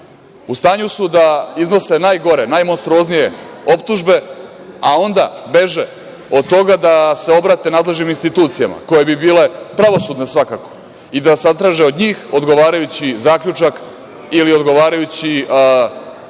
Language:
Serbian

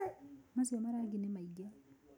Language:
Kikuyu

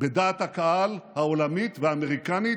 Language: Hebrew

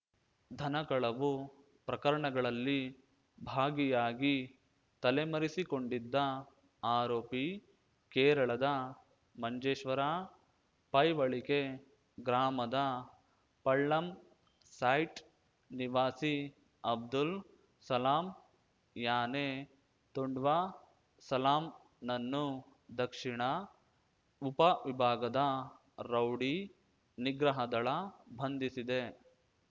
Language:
Kannada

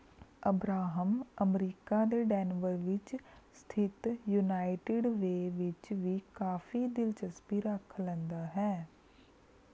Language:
Punjabi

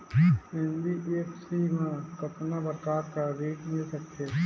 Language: Chhattisgarhi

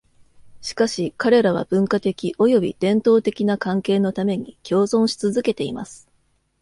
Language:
Japanese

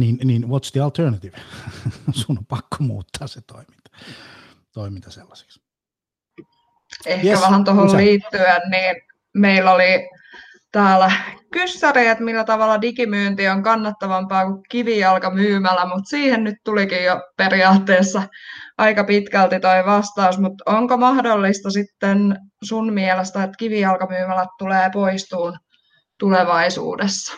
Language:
Finnish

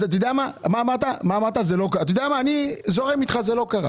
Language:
Hebrew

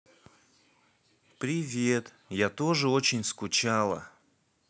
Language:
Russian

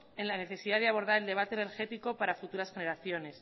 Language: Spanish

